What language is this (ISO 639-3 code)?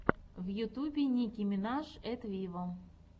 rus